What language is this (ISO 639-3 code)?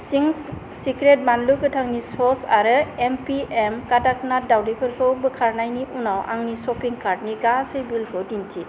brx